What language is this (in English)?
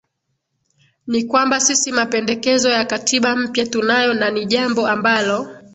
Swahili